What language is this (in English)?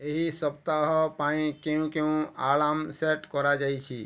Odia